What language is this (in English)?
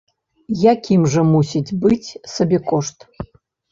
Belarusian